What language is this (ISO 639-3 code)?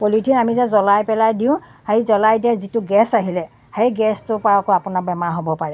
asm